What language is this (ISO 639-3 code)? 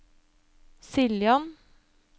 nor